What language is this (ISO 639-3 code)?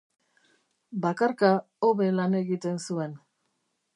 eus